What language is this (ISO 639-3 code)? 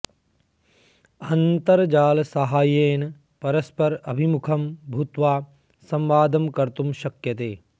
san